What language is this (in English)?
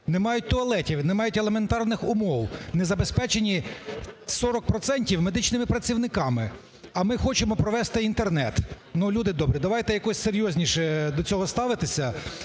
Ukrainian